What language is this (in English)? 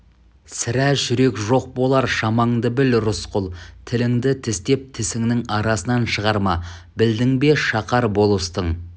Kazakh